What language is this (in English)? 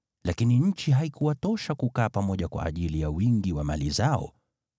Swahili